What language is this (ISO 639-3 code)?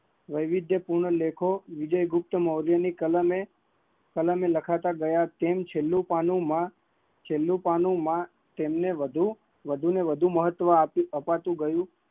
guj